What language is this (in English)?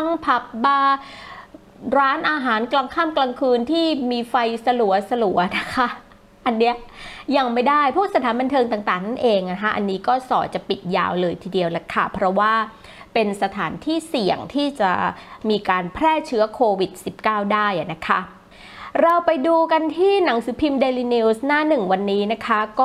Thai